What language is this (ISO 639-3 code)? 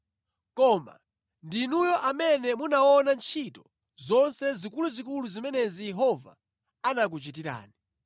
nya